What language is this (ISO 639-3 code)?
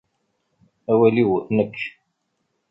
kab